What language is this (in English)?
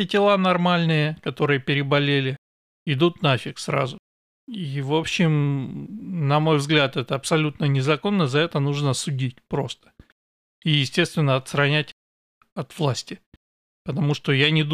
Russian